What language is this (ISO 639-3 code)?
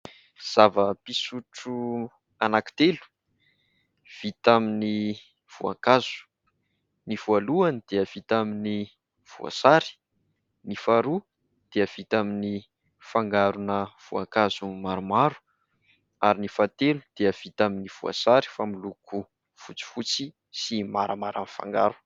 mlg